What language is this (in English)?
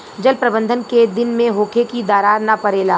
Bhojpuri